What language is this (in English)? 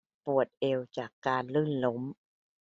Thai